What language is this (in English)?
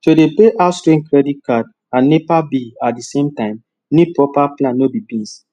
Nigerian Pidgin